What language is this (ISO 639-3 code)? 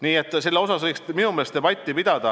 est